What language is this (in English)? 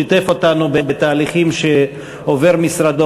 Hebrew